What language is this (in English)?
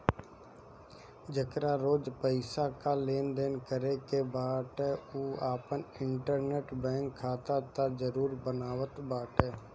Bhojpuri